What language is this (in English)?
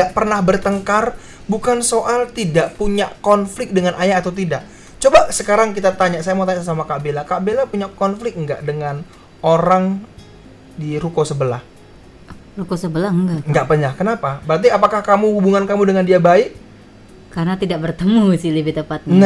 Indonesian